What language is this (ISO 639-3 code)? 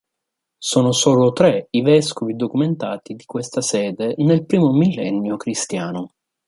ita